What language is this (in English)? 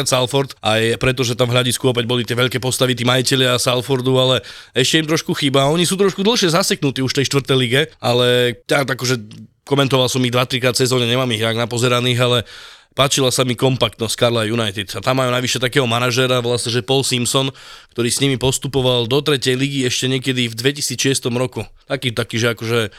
Slovak